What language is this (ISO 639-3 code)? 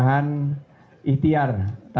ind